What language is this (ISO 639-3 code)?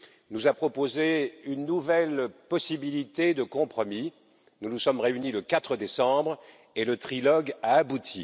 fra